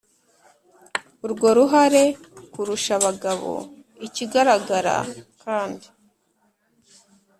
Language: Kinyarwanda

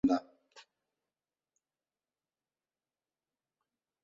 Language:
Basque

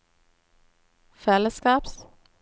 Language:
Norwegian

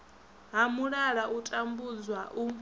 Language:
Venda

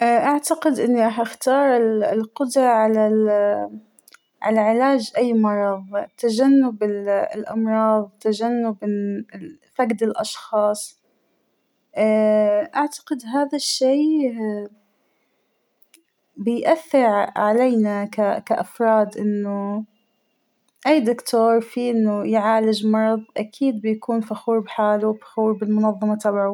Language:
Hijazi Arabic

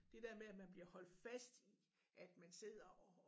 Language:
Danish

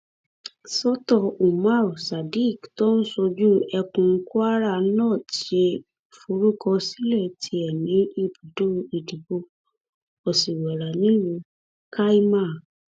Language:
Yoruba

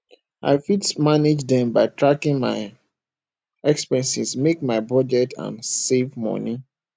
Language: Nigerian Pidgin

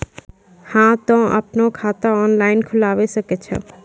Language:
Maithili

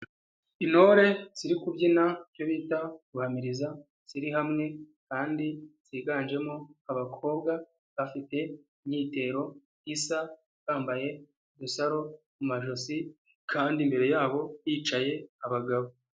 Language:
Kinyarwanda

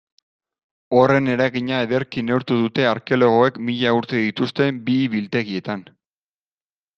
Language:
Basque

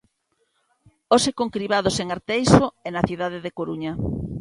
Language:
Galician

